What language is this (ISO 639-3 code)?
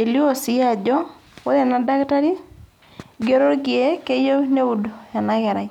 mas